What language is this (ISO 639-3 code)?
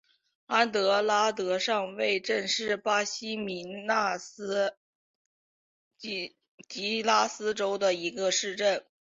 zho